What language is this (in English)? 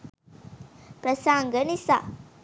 Sinhala